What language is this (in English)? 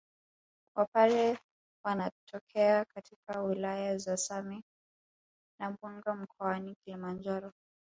Swahili